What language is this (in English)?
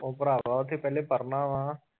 Punjabi